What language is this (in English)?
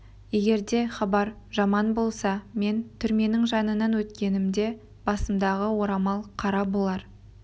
Kazakh